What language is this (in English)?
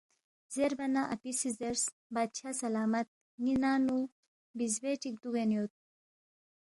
Balti